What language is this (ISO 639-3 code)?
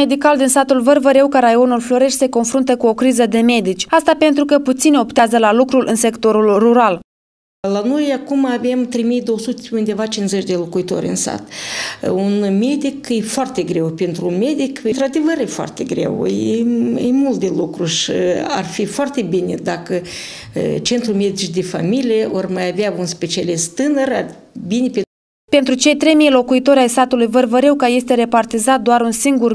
ron